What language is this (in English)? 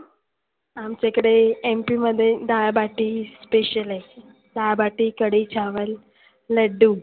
Marathi